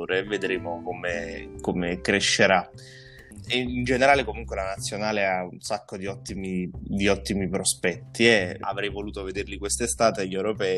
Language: Italian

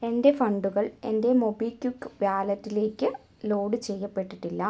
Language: Malayalam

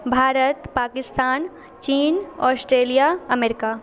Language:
Maithili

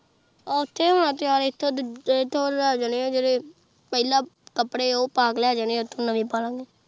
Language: Punjabi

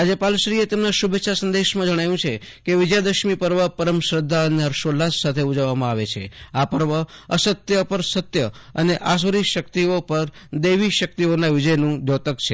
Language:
Gujarati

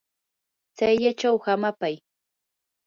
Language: Yanahuanca Pasco Quechua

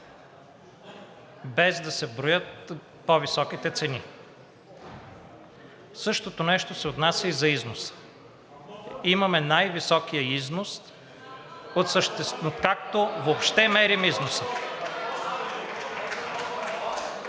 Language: Bulgarian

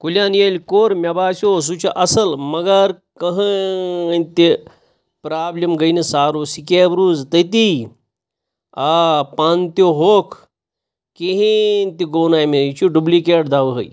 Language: Kashmiri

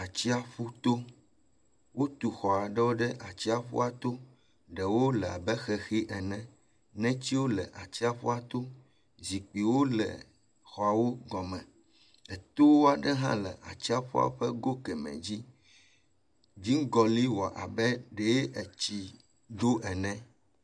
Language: Ewe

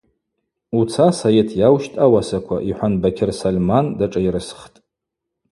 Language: Abaza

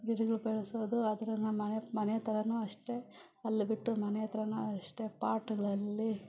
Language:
Kannada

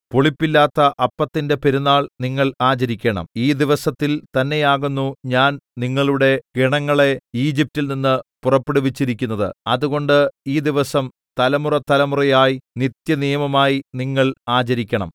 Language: Malayalam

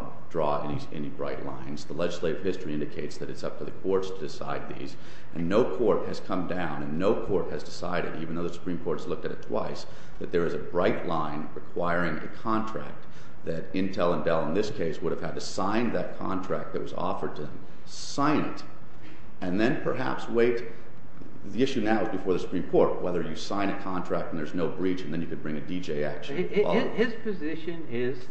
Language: English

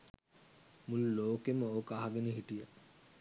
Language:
Sinhala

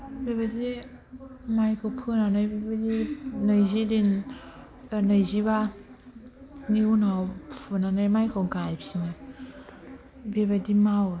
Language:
Bodo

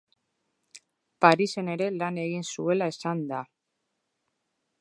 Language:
Basque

